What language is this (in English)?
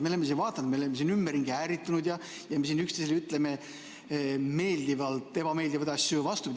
Estonian